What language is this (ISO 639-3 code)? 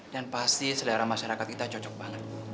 ind